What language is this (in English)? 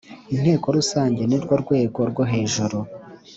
Kinyarwanda